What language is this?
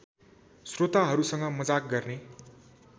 Nepali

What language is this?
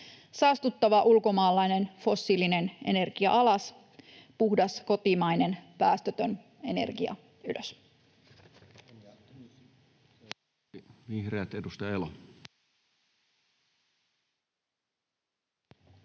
Finnish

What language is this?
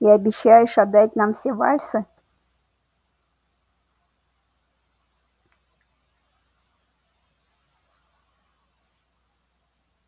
Russian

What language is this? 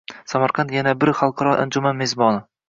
Uzbek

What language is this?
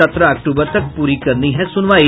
Hindi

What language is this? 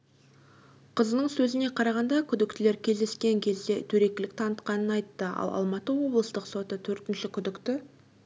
Kazakh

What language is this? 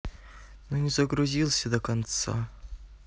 Russian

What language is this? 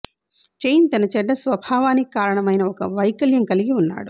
Telugu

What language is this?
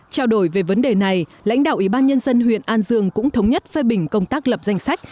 Vietnamese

